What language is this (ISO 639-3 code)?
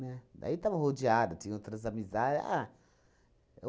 por